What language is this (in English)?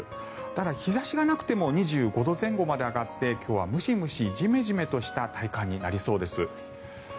Japanese